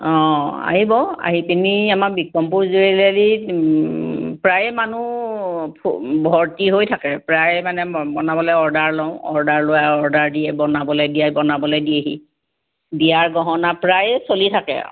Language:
Assamese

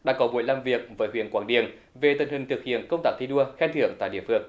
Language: Vietnamese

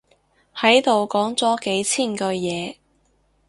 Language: Cantonese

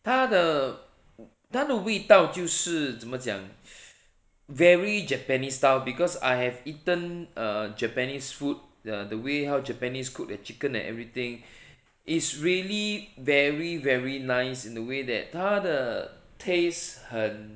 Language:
English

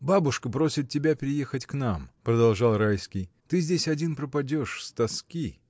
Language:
Russian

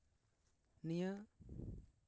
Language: Santali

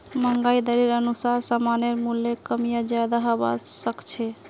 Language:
Magahi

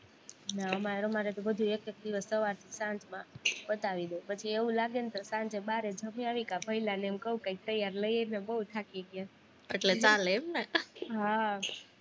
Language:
Gujarati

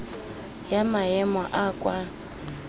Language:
Tswana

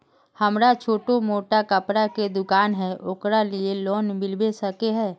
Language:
Magahi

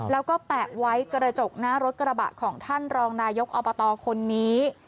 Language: Thai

